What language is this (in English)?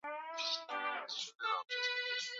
Swahili